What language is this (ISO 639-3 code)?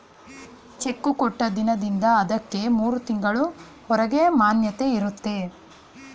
kan